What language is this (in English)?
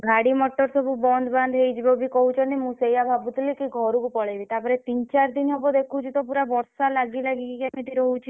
Odia